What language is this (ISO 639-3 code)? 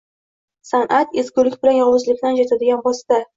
uzb